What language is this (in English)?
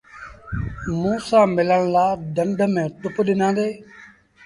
Sindhi Bhil